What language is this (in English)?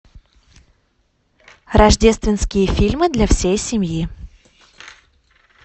Russian